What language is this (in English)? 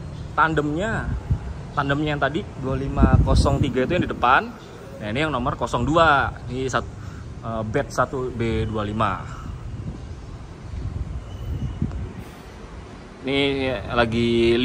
Indonesian